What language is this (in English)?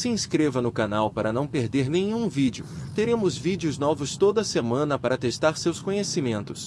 Portuguese